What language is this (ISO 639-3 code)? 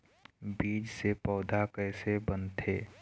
hne